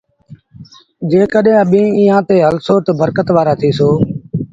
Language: Sindhi Bhil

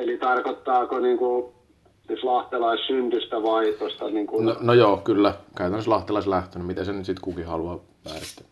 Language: Finnish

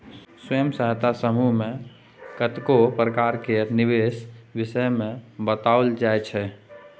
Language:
Maithili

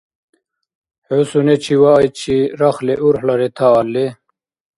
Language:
Dargwa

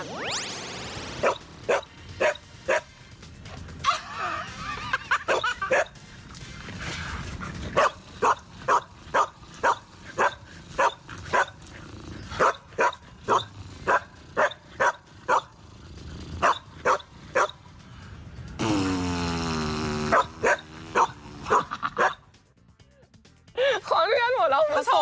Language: Thai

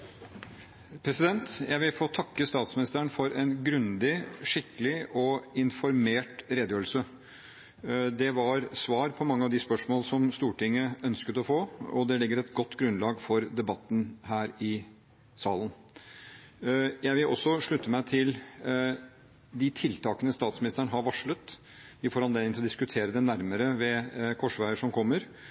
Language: Norwegian Bokmål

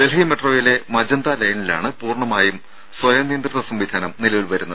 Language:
Malayalam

